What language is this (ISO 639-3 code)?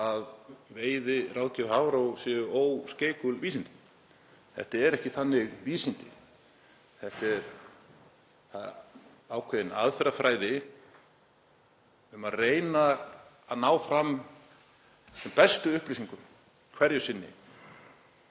isl